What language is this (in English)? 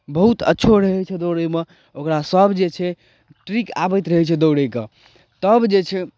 Maithili